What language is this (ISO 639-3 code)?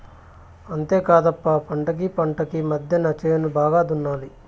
tel